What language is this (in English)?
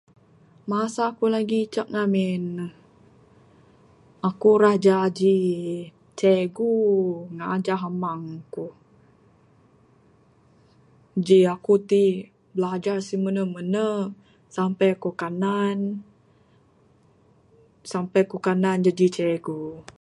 Bukar-Sadung Bidayuh